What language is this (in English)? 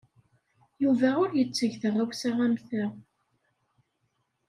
Kabyle